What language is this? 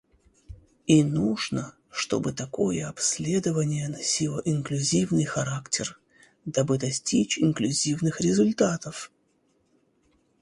Russian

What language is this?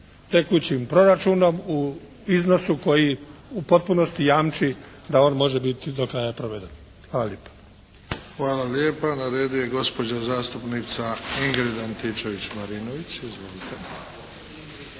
Croatian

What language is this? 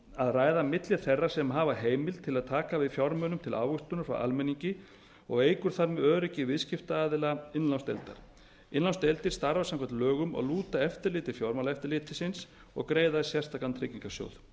Icelandic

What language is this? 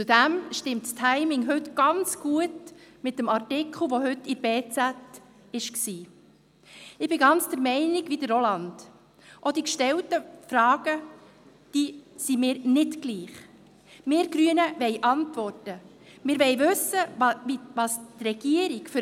Swiss German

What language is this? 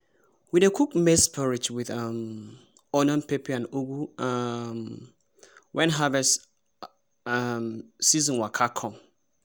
Nigerian Pidgin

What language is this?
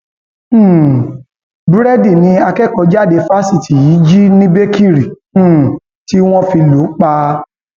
Yoruba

